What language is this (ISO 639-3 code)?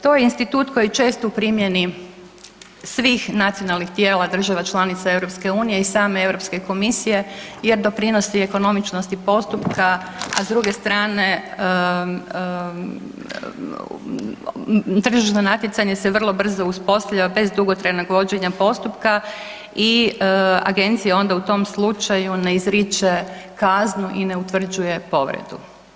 hrv